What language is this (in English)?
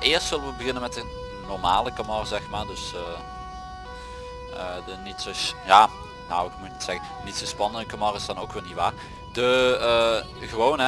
Dutch